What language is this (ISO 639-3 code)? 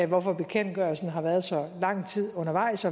dan